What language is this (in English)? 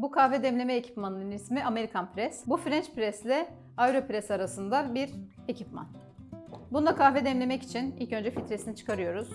Turkish